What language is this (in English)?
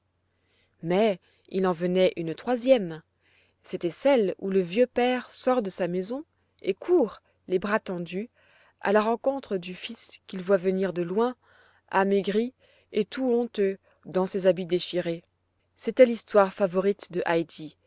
French